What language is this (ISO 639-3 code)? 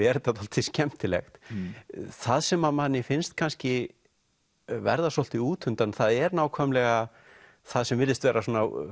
isl